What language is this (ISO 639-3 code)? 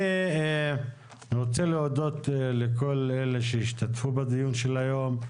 heb